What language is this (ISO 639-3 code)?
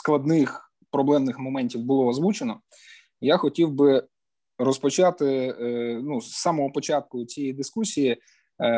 ukr